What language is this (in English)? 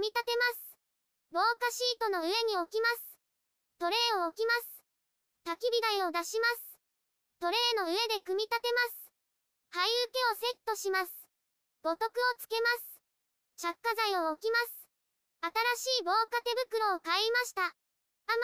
Japanese